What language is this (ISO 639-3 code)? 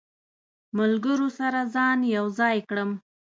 pus